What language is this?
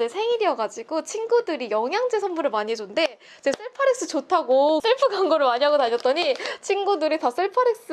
Korean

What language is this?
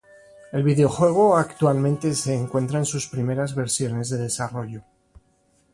Spanish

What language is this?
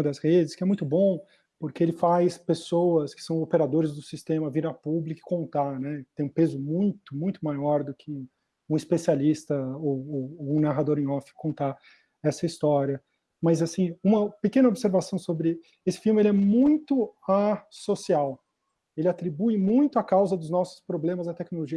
Portuguese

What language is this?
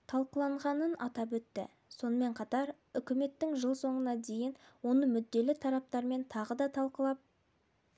Kazakh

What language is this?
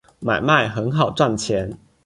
Chinese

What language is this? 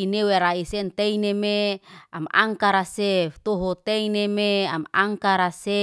Liana-Seti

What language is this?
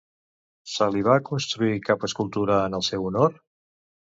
Catalan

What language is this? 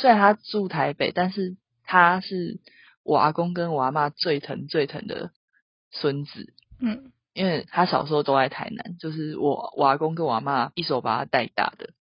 Chinese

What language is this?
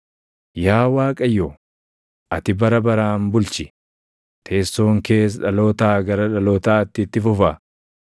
Oromo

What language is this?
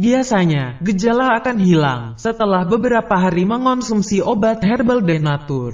Indonesian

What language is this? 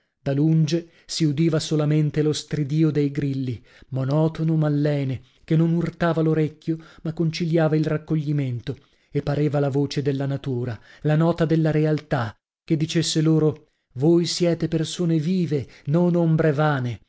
Italian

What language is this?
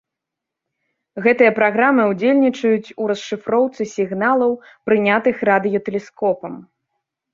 Belarusian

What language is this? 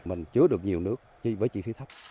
Vietnamese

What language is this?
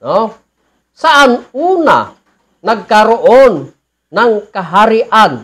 Filipino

